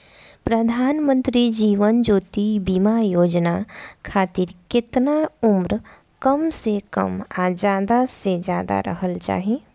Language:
Bhojpuri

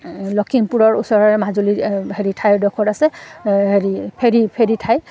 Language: Assamese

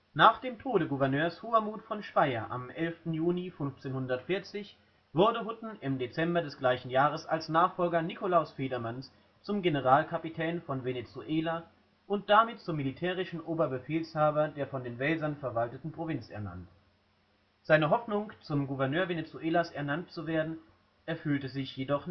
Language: German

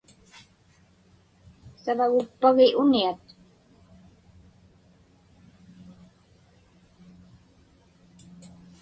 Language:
Inupiaq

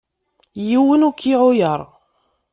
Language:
Kabyle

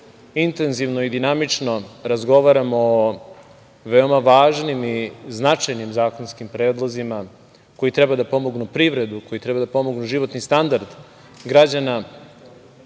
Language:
Serbian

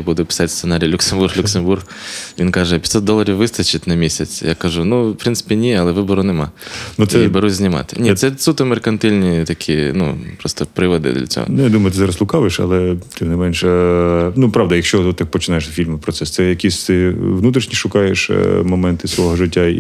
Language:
Ukrainian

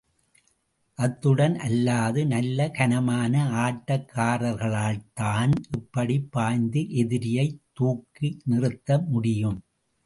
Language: Tamil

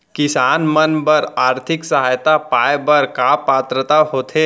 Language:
Chhattisgarhi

